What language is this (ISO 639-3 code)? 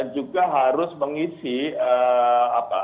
ind